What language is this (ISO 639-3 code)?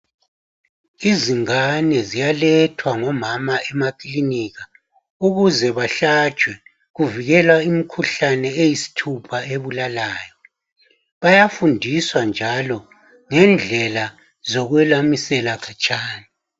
nde